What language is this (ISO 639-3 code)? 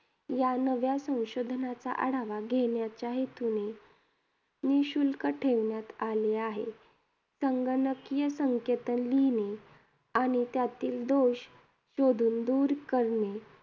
mar